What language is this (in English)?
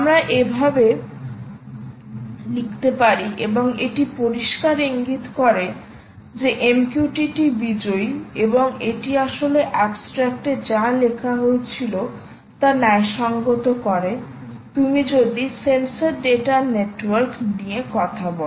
Bangla